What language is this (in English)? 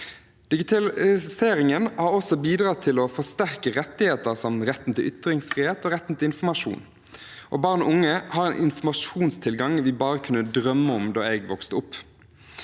Norwegian